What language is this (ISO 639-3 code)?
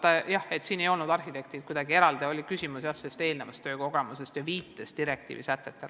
est